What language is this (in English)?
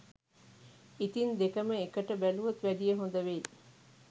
Sinhala